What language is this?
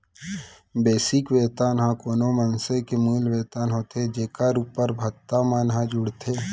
Chhattisgarhi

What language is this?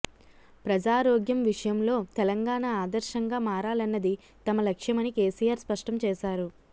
Telugu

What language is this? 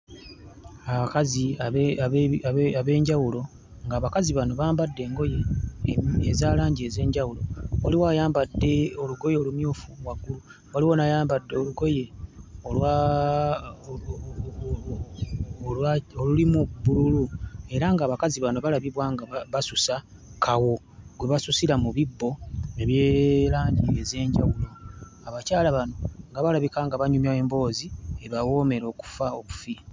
Ganda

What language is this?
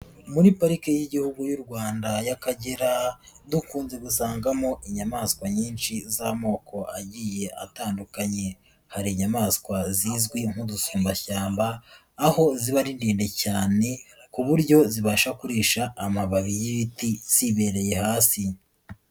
Kinyarwanda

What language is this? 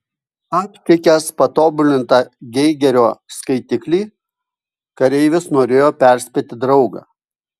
Lithuanian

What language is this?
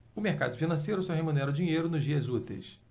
Portuguese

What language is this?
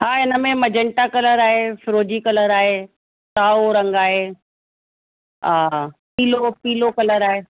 Sindhi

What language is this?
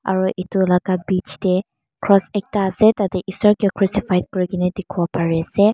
Naga Pidgin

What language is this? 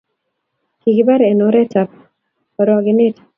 Kalenjin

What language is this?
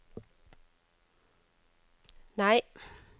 Norwegian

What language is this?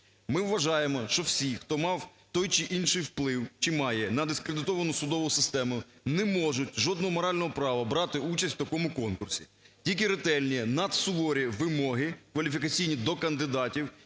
Ukrainian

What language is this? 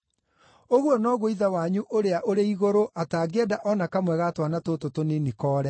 Kikuyu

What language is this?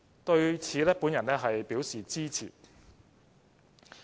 Cantonese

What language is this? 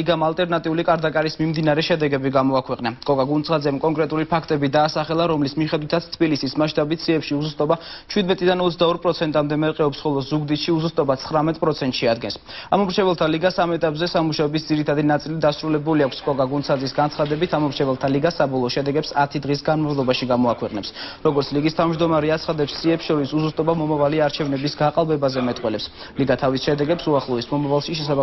French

